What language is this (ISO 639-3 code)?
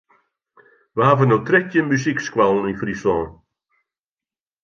fry